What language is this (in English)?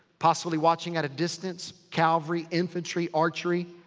English